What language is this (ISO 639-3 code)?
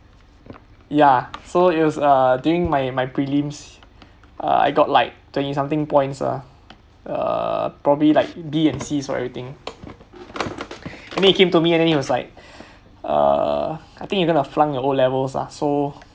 eng